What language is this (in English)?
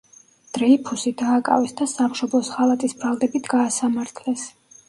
Georgian